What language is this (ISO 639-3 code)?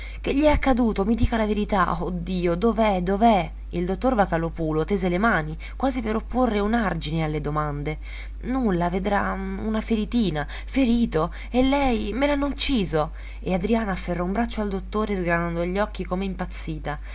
ita